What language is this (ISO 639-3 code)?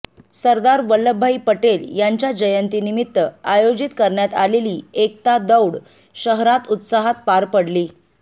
mar